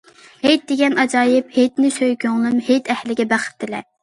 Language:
Uyghur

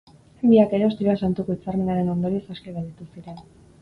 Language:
Basque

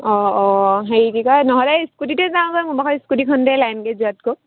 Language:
Assamese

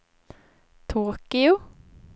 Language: Swedish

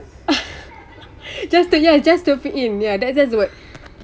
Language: English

